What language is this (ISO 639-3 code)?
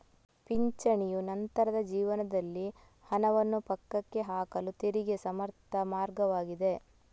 kan